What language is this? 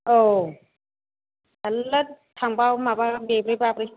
Bodo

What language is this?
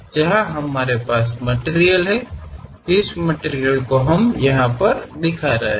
Kannada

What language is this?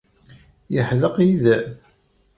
Kabyle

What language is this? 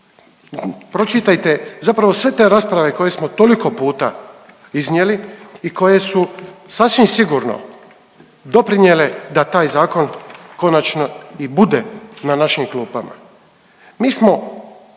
Croatian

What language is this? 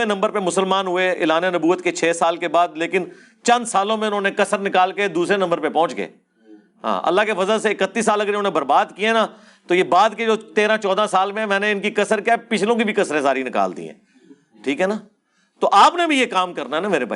Urdu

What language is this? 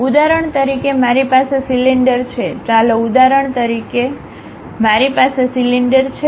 Gujarati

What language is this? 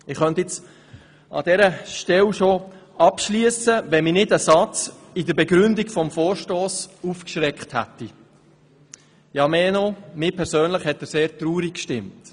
Swiss German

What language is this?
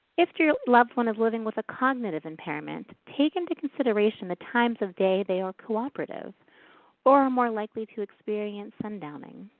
English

